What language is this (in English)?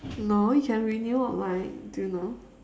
English